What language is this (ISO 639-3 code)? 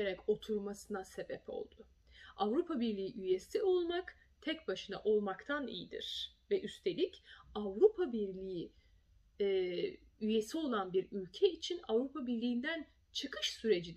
tur